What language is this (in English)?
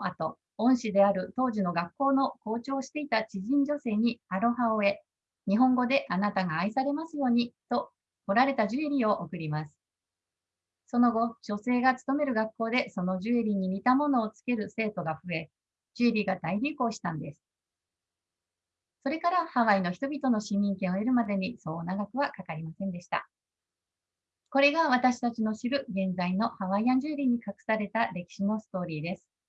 Japanese